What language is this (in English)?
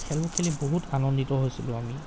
Assamese